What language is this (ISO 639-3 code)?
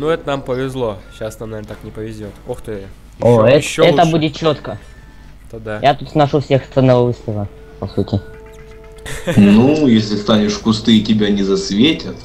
rus